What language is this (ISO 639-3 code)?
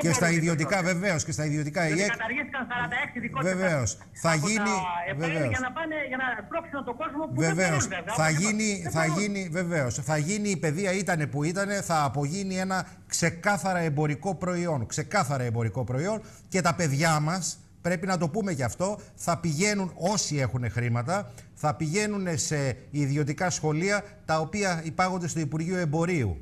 ell